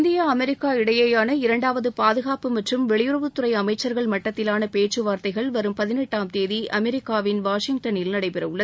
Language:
Tamil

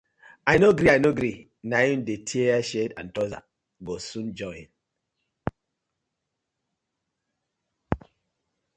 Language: Nigerian Pidgin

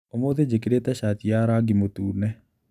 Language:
Kikuyu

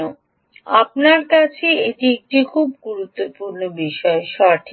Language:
Bangla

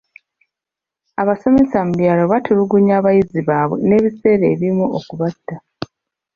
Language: Ganda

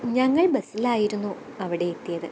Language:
Malayalam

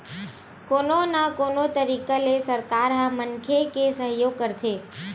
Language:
Chhattisgarhi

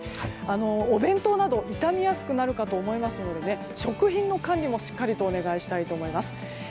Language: Japanese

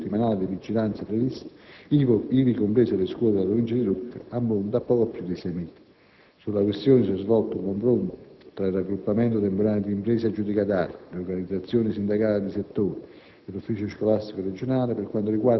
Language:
Italian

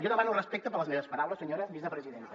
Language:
Catalan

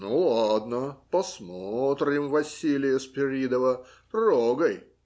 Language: Russian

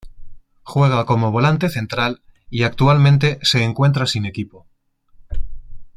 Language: Spanish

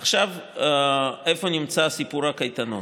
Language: Hebrew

